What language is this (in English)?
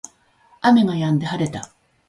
Japanese